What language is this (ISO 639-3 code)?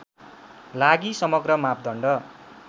nep